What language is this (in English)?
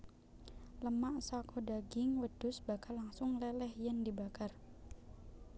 Javanese